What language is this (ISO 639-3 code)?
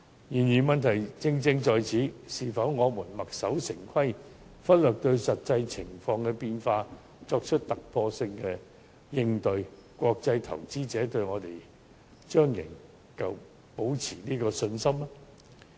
yue